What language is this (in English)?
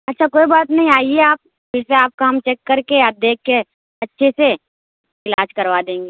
Urdu